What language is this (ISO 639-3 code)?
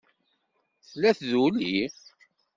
kab